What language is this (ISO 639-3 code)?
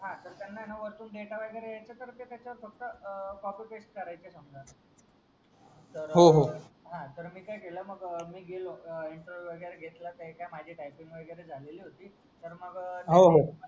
mar